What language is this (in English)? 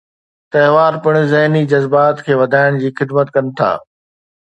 Sindhi